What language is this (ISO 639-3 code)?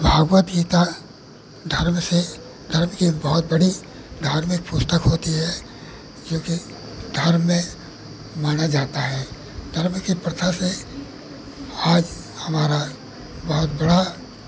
hin